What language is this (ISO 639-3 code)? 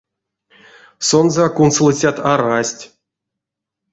myv